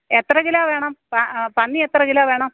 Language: Malayalam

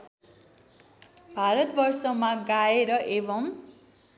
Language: Nepali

